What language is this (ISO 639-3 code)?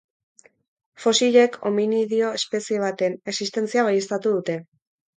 eus